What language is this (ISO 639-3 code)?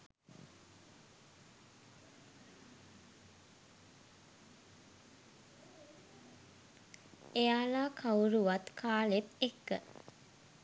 sin